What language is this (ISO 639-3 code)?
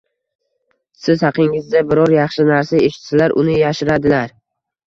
uzb